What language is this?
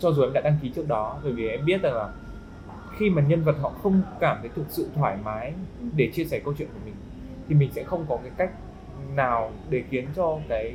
Vietnamese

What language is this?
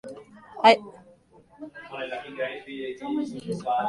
Western Frisian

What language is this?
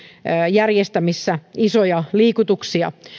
Finnish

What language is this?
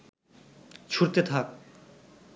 Bangla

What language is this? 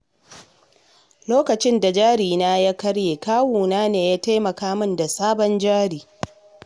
Hausa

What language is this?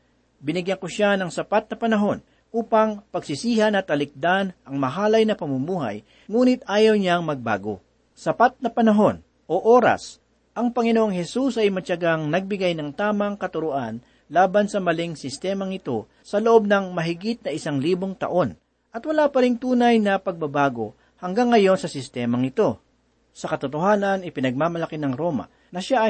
Filipino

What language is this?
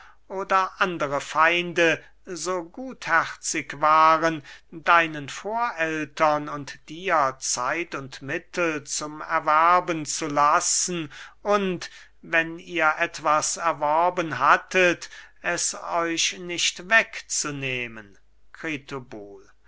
German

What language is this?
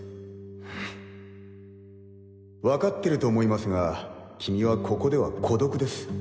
Japanese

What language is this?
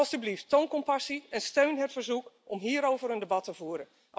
Dutch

